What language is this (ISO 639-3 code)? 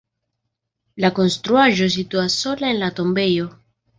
epo